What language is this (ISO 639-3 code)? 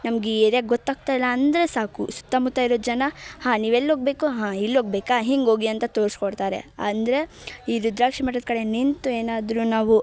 kan